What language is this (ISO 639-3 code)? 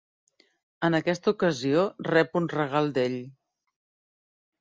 cat